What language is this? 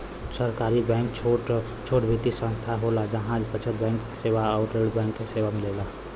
Bhojpuri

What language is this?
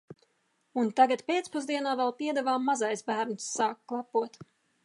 Latvian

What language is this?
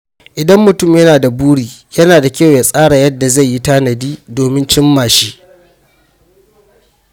Hausa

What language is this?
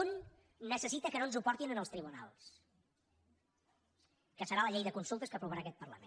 Catalan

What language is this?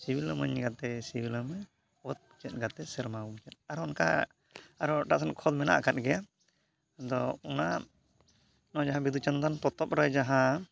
Santali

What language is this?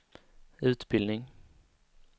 Swedish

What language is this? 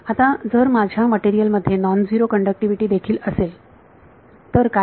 Marathi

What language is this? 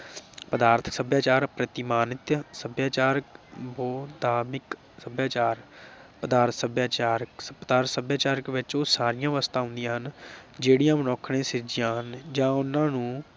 Punjabi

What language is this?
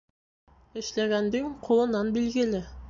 Bashkir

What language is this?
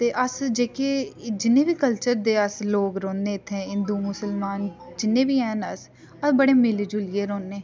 Dogri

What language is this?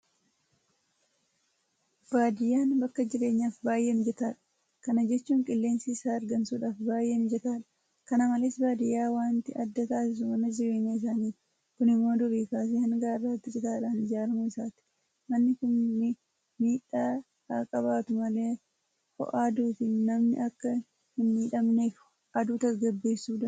Oromo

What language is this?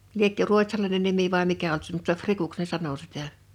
Finnish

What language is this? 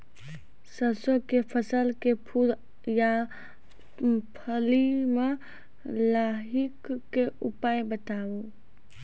Maithili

